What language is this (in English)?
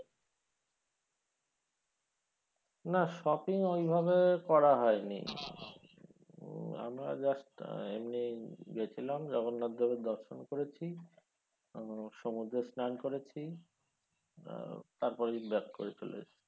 Bangla